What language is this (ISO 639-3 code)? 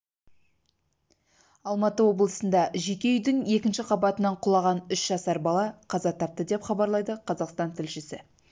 kaz